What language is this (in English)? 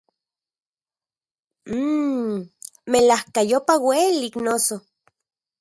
Central Puebla Nahuatl